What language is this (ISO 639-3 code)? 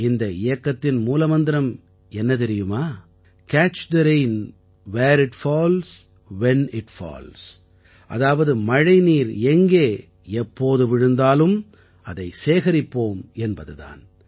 tam